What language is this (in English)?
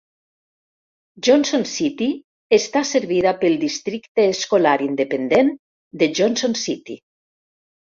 Catalan